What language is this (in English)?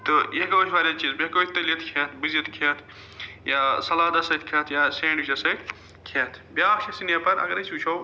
Kashmiri